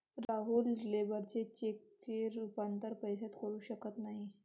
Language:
Marathi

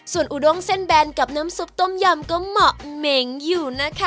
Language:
Thai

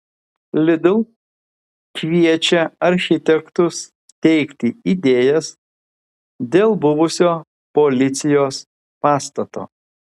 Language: Lithuanian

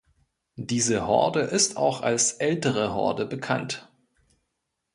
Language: German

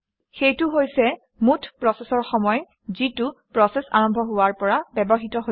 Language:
Assamese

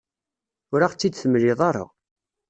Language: Kabyle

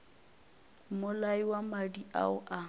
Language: Northern Sotho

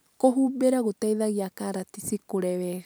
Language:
Kikuyu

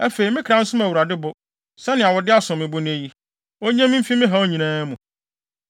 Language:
Akan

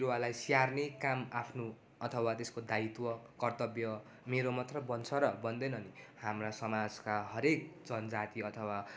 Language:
Nepali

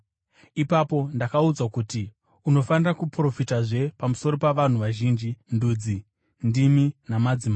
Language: Shona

